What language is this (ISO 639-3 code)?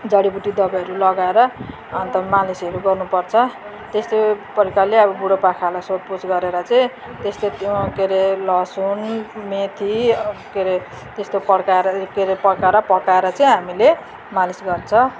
nep